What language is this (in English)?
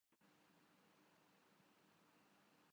Urdu